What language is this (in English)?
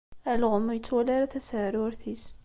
Kabyle